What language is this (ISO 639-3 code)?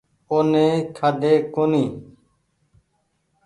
gig